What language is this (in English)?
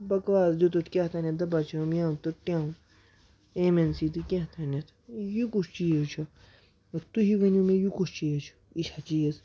Kashmiri